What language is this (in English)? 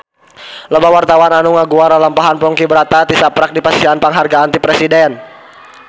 Sundanese